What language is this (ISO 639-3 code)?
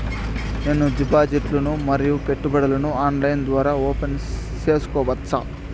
tel